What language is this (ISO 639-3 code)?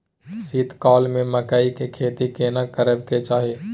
mai